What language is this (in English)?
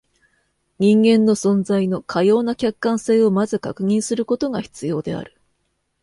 Japanese